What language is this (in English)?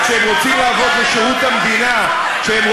Hebrew